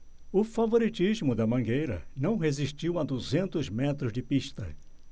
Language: Portuguese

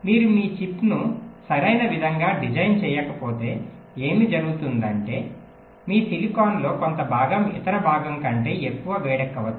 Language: Telugu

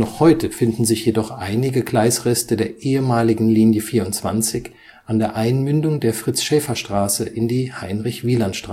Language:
German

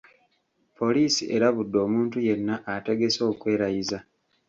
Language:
Ganda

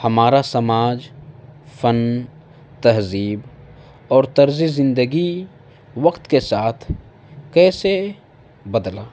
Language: Urdu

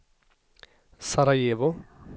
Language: Swedish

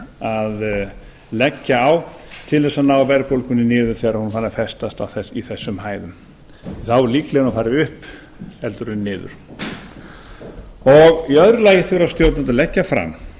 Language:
Icelandic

